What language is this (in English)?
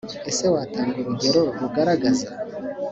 Kinyarwanda